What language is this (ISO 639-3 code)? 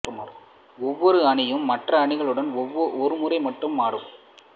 tam